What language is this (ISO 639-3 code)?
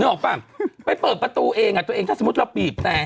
tha